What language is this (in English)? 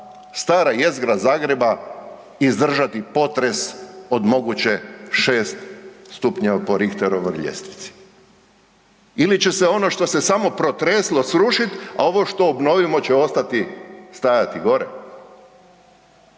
Croatian